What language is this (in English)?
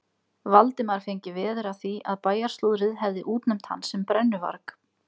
Icelandic